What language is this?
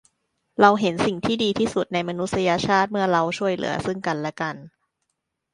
Thai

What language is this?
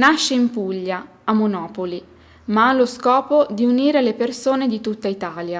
Italian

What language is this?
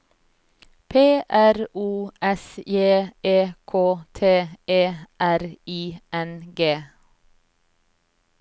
Norwegian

